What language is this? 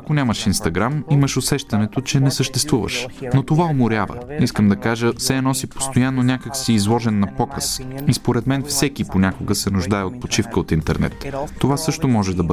Bulgarian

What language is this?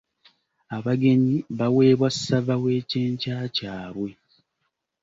Ganda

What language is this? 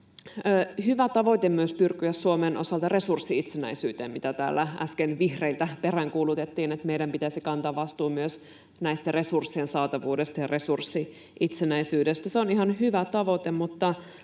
Finnish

